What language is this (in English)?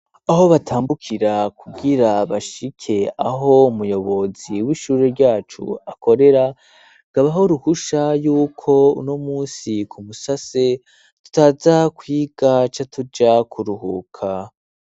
Rundi